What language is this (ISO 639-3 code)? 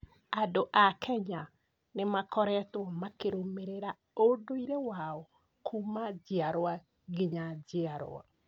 kik